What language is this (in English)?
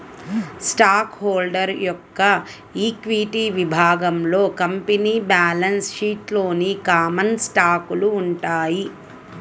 Telugu